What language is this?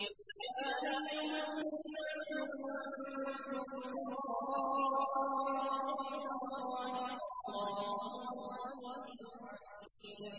Arabic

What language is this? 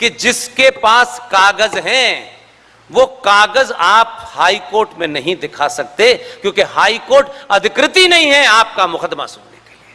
Hindi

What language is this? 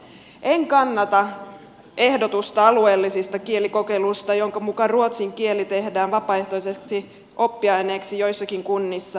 Finnish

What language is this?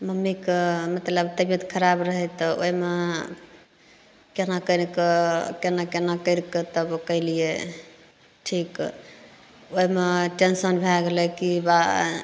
Maithili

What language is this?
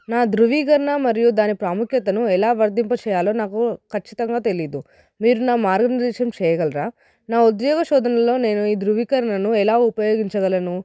Telugu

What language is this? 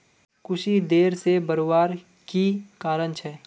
Magahi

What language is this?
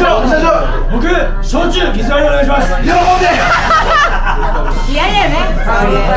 Japanese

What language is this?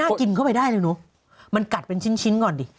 Thai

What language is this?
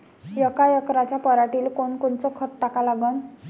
Marathi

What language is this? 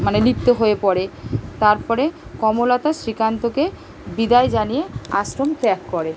Bangla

